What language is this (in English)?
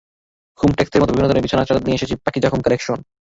Bangla